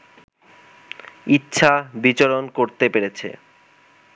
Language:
Bangla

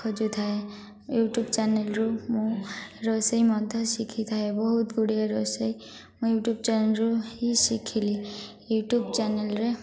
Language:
Odia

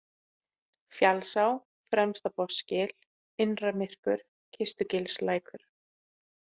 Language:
Icelandic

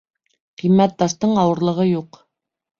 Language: Bashkir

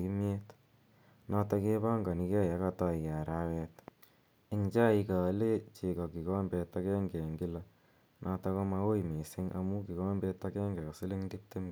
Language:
Kalenjin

